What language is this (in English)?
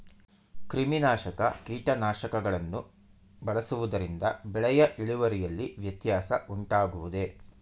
Kannada